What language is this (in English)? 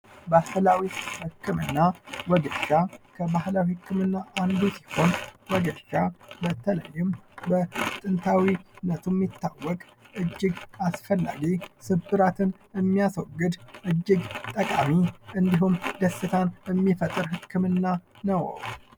Amharic